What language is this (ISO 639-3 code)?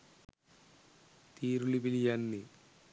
sin